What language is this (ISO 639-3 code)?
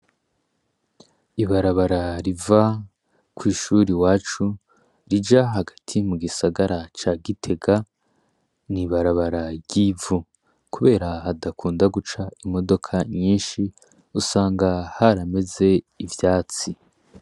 run